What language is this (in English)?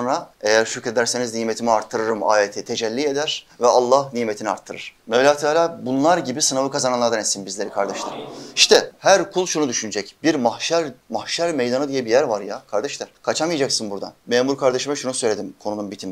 Turkish